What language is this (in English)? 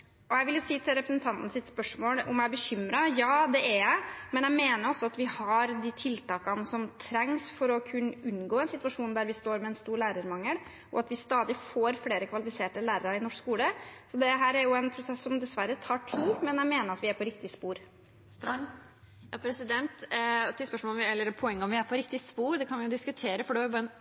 Norwegian Bokmål